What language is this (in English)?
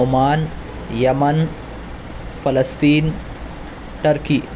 Urdu